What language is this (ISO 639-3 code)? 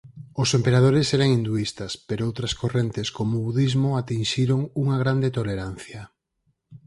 glg